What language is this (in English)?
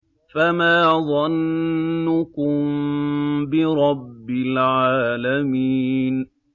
Arabic